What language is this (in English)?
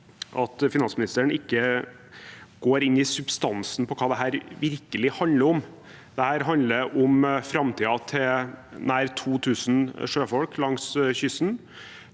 Norwegian